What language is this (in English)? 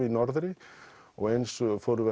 Icelandic